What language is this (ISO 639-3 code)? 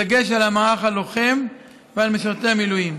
heb